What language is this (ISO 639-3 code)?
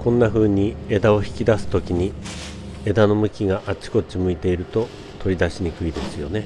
jpn